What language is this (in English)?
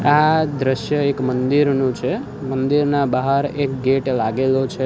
Gujarati